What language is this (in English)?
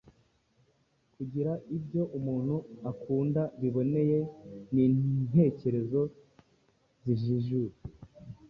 Kinyarwanda